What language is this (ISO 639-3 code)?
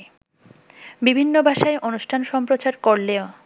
ben